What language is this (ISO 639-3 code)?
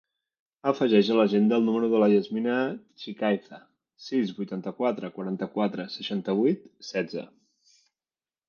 cat